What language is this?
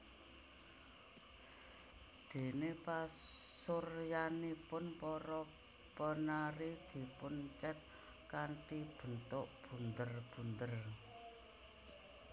Javanese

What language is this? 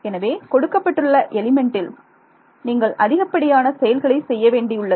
Tamil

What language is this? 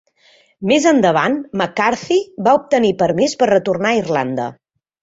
Catalan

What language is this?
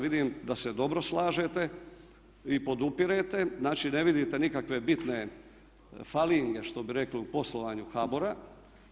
Croatian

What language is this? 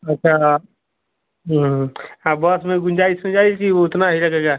Hindi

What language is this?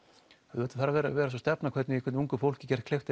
Icelandic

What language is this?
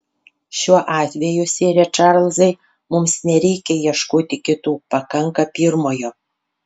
Lithuanian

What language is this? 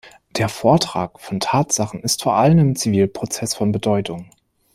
German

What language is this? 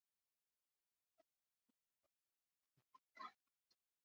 Basque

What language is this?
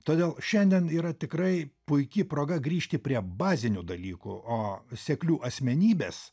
Lithuanian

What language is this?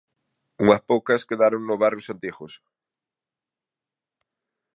Galician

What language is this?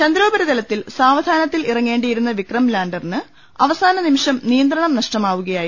Malayalam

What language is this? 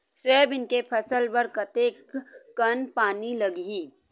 Chhattisgarhi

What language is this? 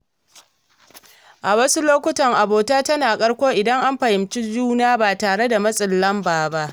Hausa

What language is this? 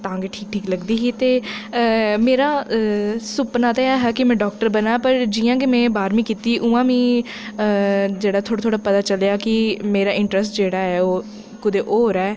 Dogri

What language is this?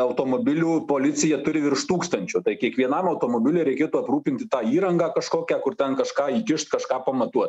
Lithuanian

